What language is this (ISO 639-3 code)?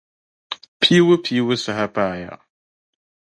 dag